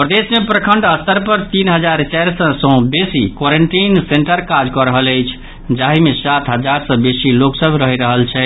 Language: Maithili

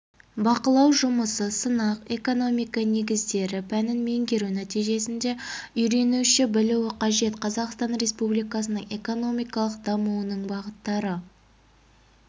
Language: Kazakh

